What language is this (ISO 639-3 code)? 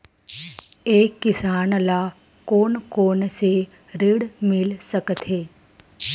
hne